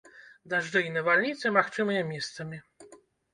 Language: Belarusian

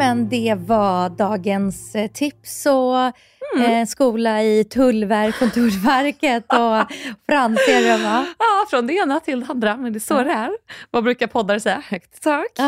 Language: Swedish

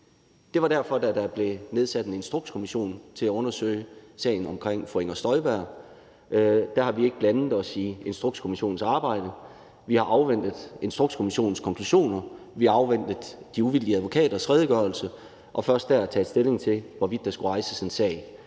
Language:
Danish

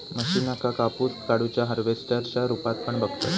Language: Marathi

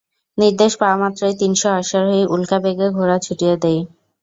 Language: Bangla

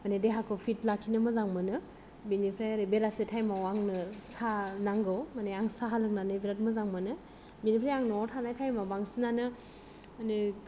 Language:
Bodo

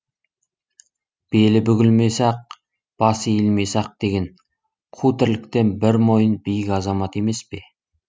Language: Kazakh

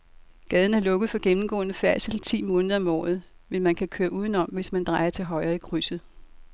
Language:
Danish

